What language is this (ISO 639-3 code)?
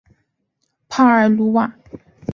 zho